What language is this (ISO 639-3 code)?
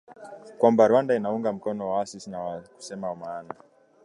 swa